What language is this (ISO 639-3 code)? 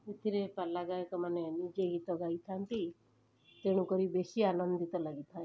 ori